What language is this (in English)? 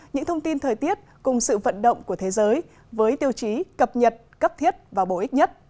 Vietnamese